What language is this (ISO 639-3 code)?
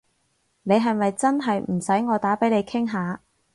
yue